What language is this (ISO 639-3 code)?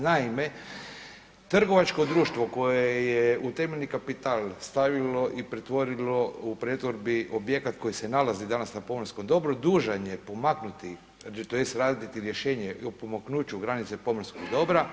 hrv